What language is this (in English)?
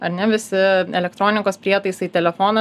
Lithuanian